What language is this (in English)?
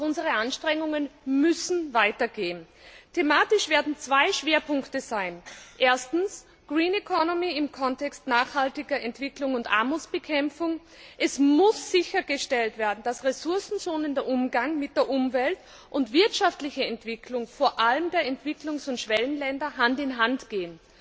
German